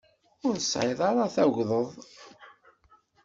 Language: Kabyle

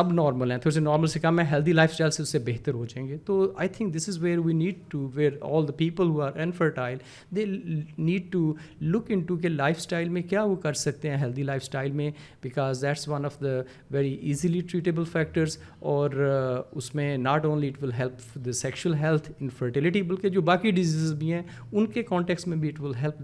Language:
Urdu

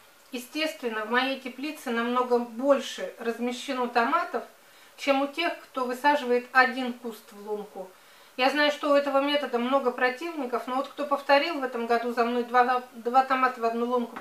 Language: Russian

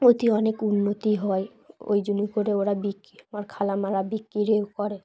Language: Bangla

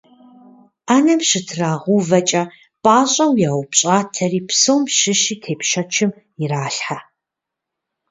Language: Kabardian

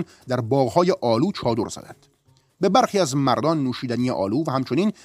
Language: Persian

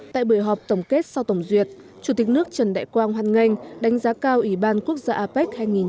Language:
Vietnamese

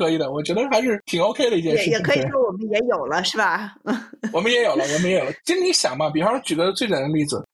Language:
Chinese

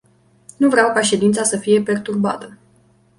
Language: Romanian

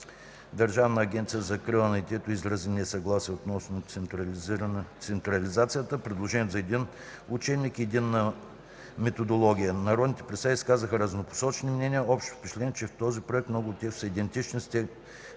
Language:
Bulgarian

